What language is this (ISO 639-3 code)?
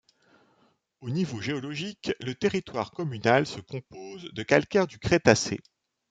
fra